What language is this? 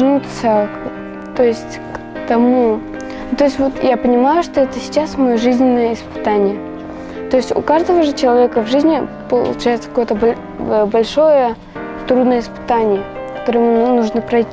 Russian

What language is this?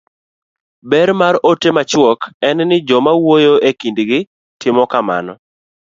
Luo (Kenya and Tanzania)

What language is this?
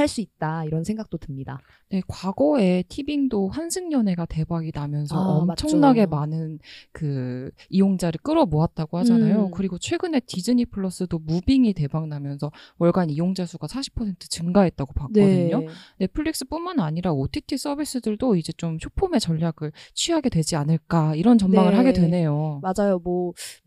Korean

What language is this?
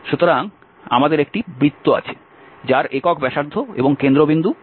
Bangla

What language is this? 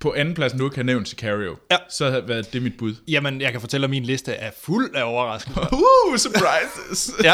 Danish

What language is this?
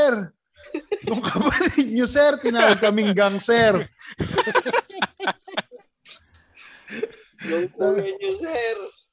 Filipino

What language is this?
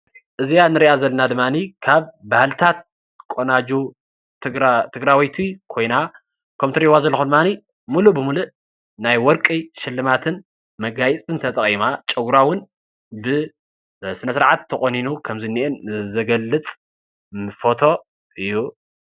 Tigrinya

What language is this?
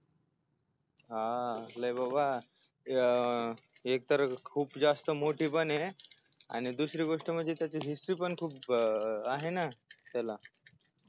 Marathi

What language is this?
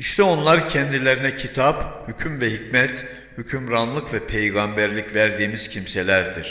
Turkish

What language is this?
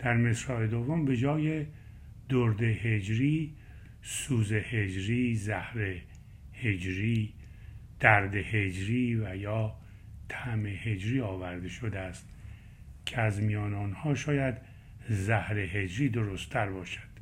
Persian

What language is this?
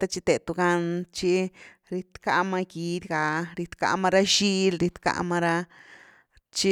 Güilá Zapotec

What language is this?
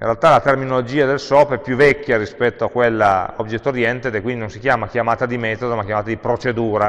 Italian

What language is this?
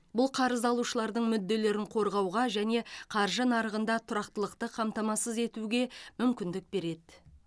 Kazakh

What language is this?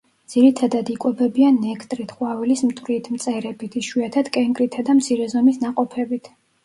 Georgian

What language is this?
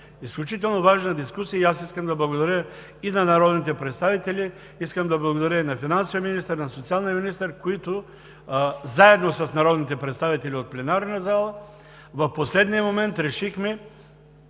Bulgarian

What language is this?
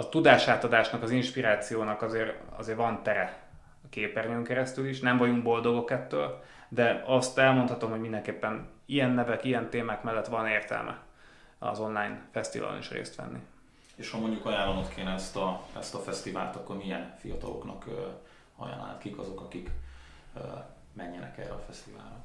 Hungarian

